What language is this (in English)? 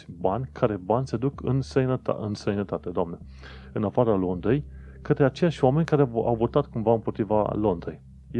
Romanian